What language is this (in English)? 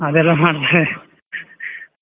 Kannada